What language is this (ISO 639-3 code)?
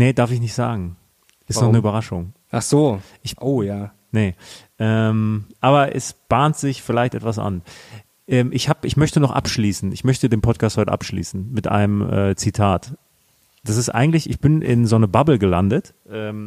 deu